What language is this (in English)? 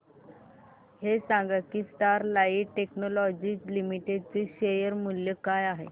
Marathi